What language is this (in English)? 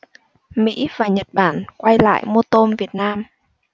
Vietnamese